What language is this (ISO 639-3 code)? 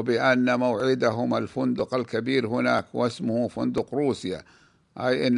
ara